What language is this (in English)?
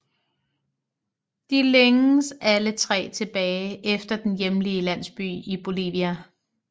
Danish